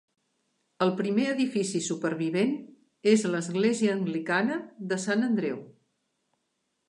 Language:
Catalan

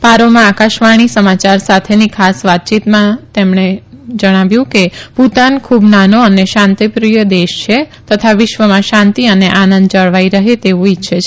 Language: Gujarati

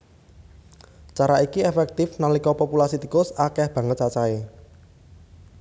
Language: Javanese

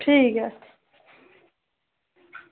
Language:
Dogri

